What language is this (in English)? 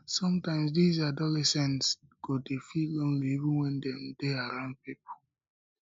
Nigerian Pidgin